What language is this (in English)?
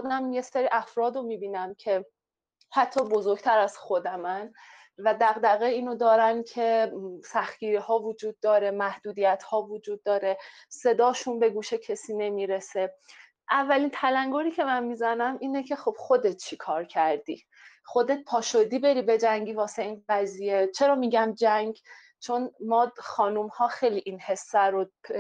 Persian